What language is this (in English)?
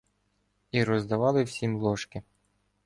Ukrainian